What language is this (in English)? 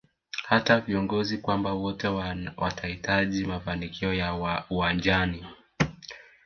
Swahili